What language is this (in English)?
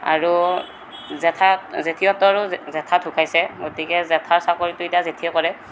Assamese